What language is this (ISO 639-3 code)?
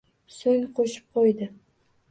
uzb